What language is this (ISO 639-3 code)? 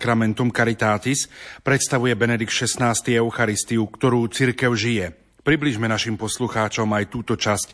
slk